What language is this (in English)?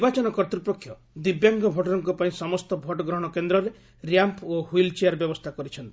Odia